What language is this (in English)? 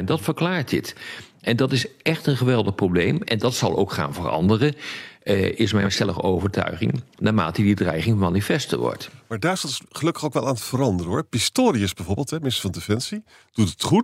Dutch